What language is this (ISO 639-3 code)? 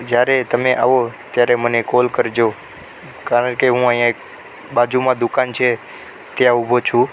guj